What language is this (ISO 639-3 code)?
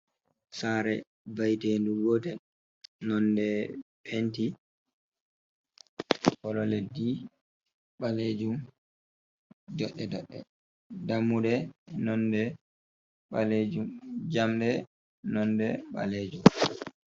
ful